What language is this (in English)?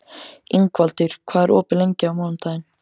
Icelandic